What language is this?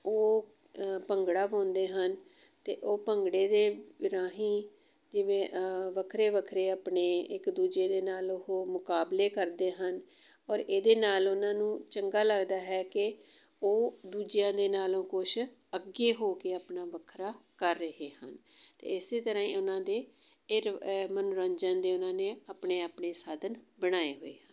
Punjabi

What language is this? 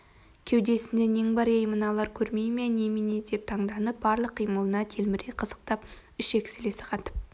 Kazakh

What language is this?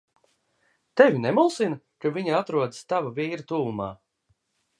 Latvian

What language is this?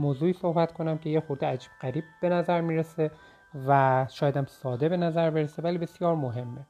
Persian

